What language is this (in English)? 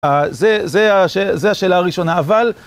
Hebrew